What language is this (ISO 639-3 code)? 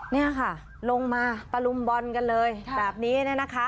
tha